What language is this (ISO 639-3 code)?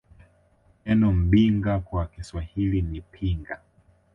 swa